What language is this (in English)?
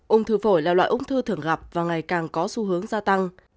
Vietnamese